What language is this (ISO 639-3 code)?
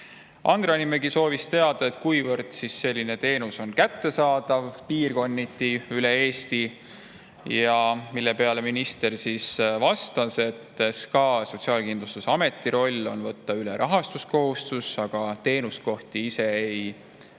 est